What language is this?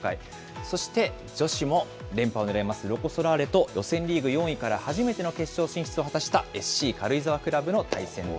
Japanese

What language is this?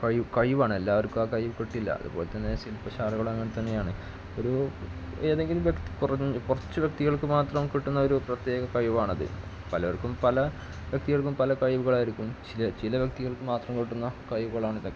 Malayalam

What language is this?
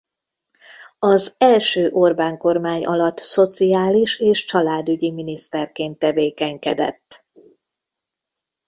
Hungarian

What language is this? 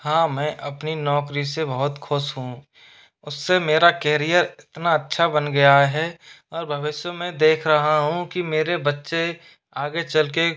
Hindi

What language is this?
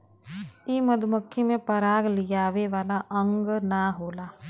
Bhojpuri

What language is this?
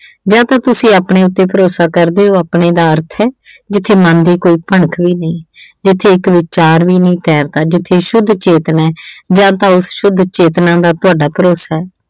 Punjabi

